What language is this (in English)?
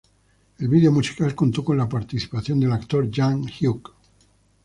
Spanish